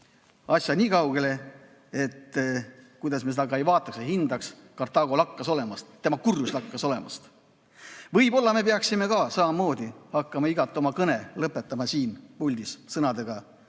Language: Estonian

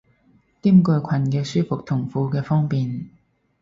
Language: Cantonese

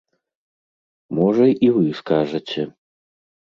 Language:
Belarusian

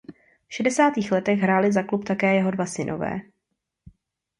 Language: Czech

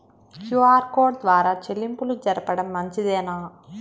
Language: Telugu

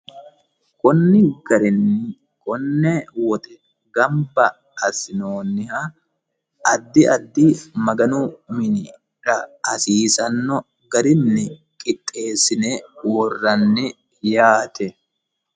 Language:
Sidamo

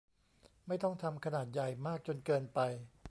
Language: Thai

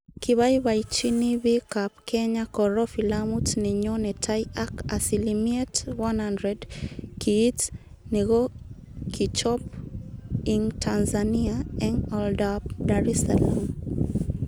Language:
Kalenjin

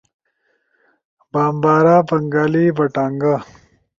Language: Ushojo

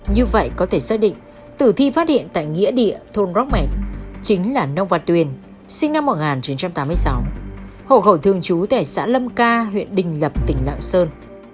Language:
Vietnamese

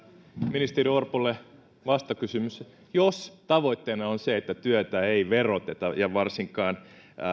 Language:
Finnish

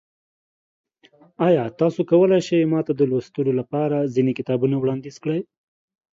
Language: Pashto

